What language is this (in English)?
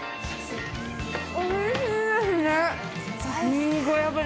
Japanese